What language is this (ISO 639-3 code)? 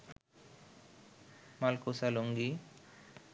ben